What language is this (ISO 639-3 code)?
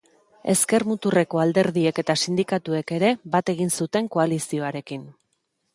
eus